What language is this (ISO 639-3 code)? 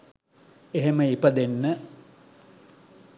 sin